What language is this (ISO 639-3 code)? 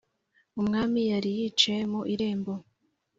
kin